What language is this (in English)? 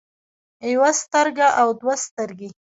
Pashto